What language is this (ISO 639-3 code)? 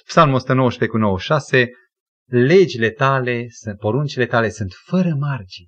ron